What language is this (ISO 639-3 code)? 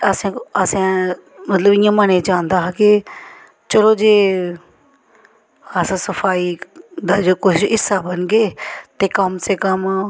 doi